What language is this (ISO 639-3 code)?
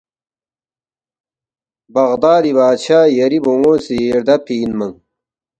bft